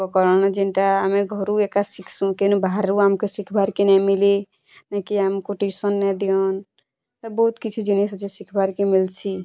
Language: Odia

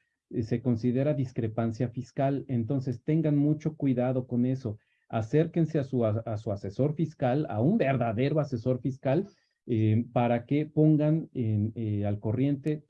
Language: Spanish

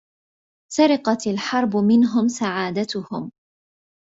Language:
Arabic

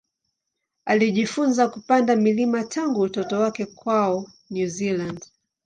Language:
Swahili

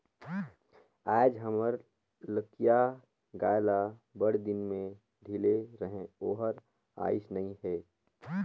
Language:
Chhattisgarhi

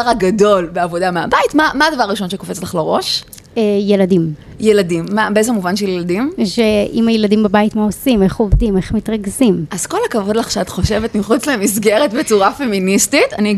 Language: Hebrew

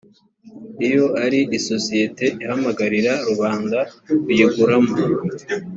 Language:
Kinyarwanda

